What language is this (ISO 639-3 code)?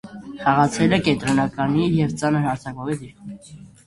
hye